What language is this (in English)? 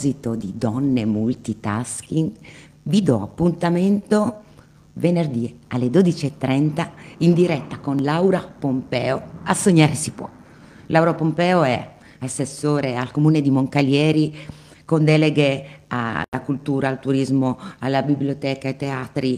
Italian